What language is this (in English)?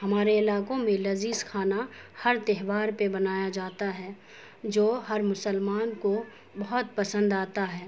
Urdu